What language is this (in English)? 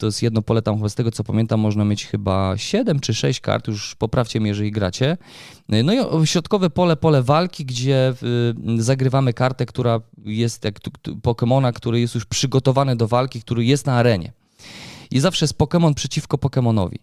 Polish